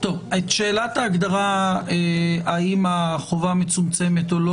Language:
Hebrew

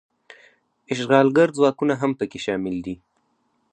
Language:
Pashto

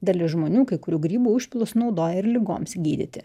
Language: Lithuanian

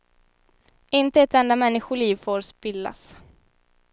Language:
Swedish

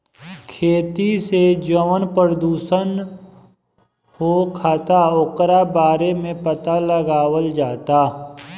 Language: Bhojpuri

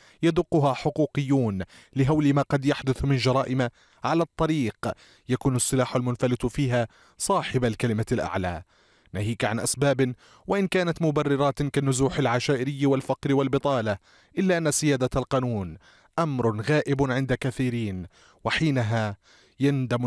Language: Arabic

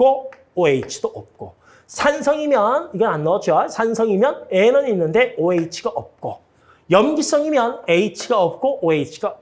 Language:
Korean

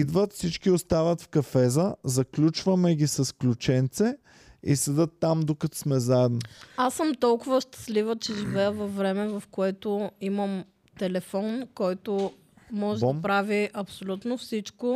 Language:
Bulgarian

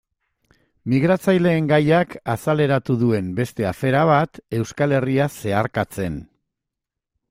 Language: Basque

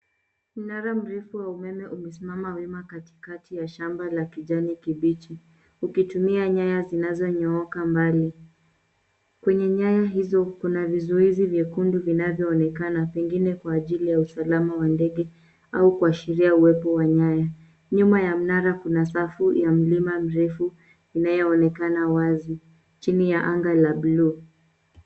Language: Swahili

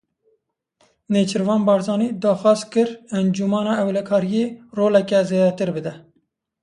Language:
Kurdish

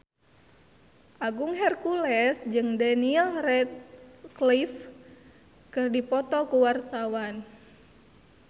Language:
Sundanese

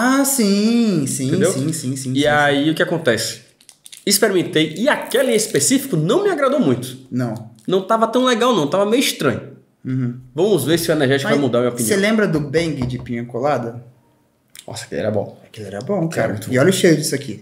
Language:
Portuguese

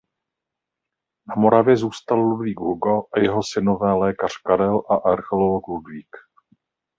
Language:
Czech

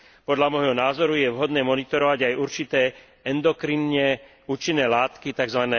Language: Slovak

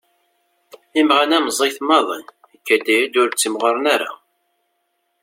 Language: Kabyle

